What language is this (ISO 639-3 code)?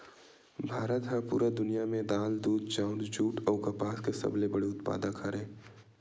hne